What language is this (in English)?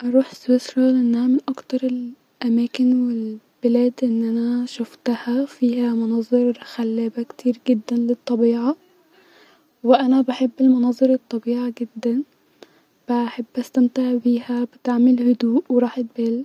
Egyptian Arabic